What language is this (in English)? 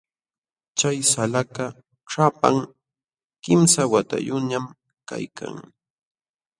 Jauja Wanca Quechua